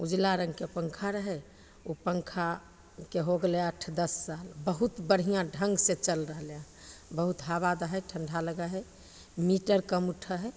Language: Maithili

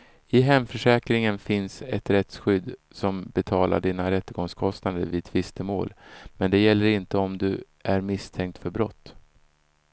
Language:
Swedish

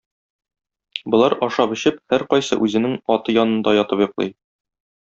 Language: Tatar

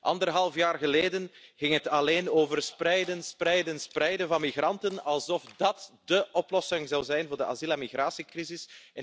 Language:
Dutch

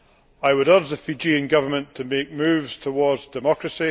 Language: English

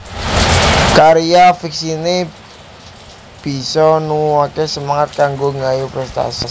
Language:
Javanese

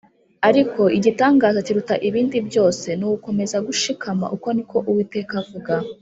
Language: Kinyarwanda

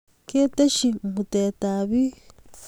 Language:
Kalenjin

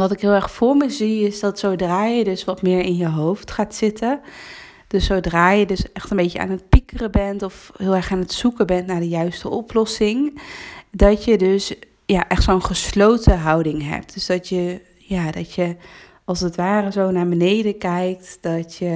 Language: Dutch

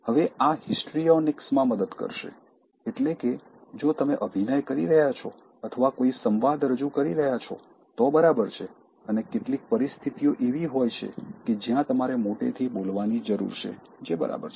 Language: Gujarati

